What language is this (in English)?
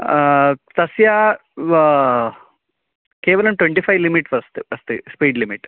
Sanskrit